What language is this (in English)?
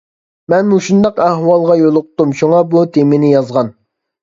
Uyghur